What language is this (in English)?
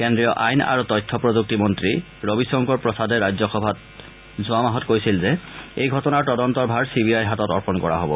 Assamese